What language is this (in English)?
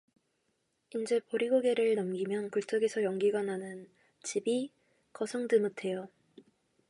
Korean